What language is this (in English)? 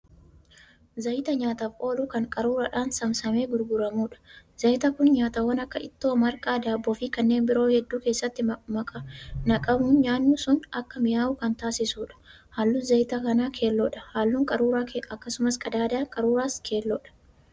Oromo